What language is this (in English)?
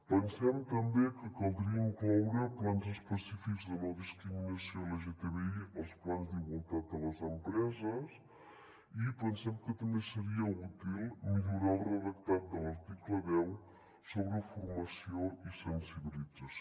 Catalan